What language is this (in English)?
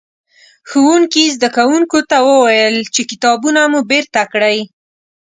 Pashto